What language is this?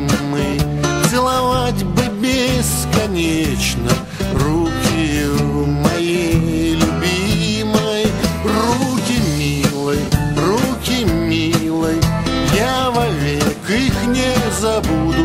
Russian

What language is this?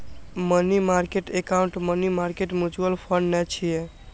Maithili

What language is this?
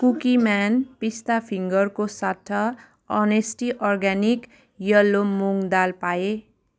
Nepali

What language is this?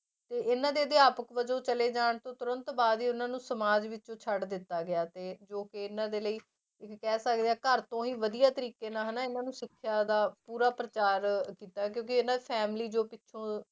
Punjabi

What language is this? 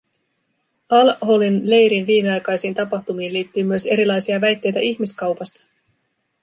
Finnish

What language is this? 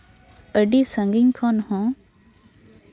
Santali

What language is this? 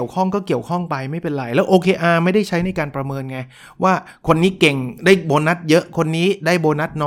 Thai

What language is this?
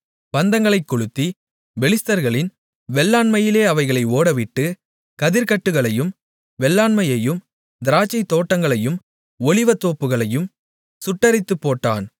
Tamil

